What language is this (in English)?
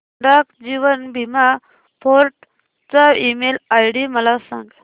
Marathi